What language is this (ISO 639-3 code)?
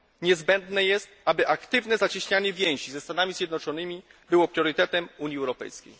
pol